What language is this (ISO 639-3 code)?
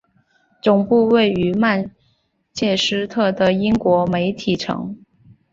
zho